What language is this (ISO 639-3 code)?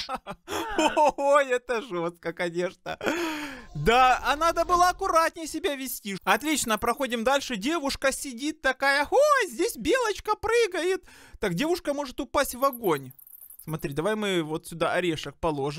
rus